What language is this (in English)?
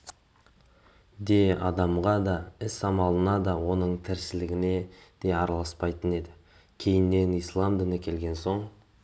Kazakh